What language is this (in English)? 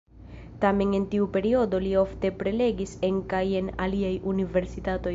Esperanto